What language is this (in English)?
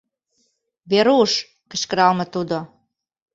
Mari